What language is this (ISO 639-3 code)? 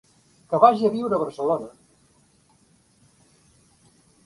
cat